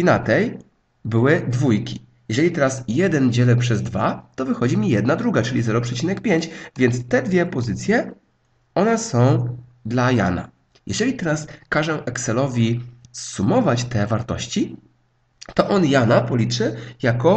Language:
Polish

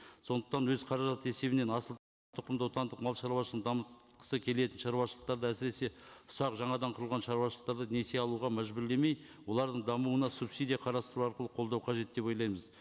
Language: Kazakh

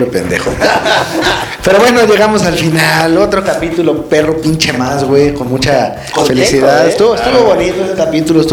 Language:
Spanish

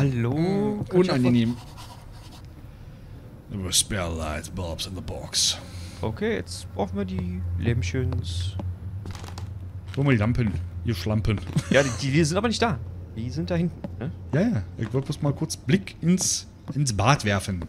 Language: German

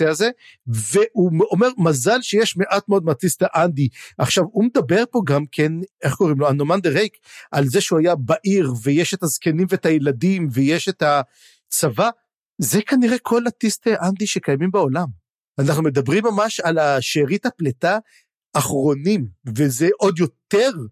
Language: Hebrew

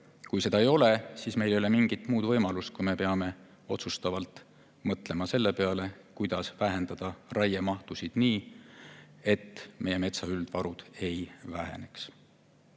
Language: Estonian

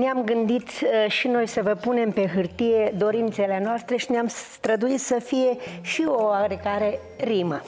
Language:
Romanian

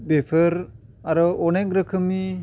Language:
Bodo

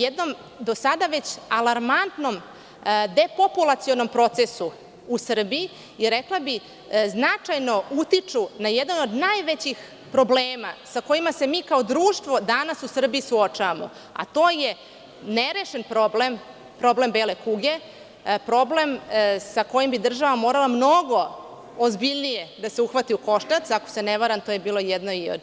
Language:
Serbian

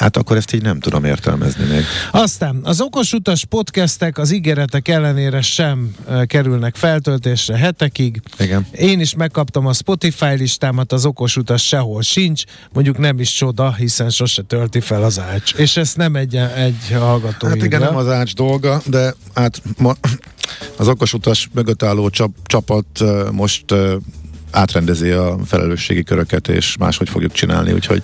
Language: Hungarian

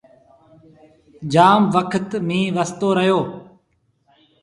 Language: Sindhi Bhil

